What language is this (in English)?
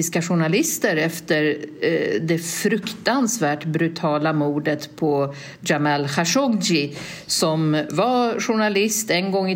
Swedish